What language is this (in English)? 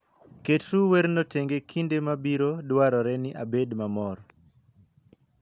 Luo (Kenya and Tanzania)